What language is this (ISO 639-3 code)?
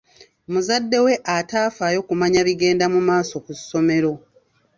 lug